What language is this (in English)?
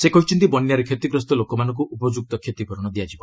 Odia